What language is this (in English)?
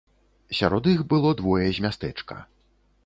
Belarusian